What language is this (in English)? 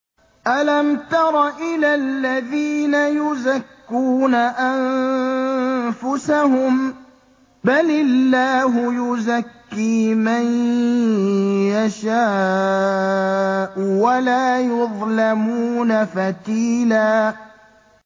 Arabic